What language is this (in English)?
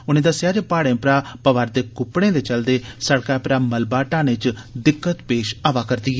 Dogri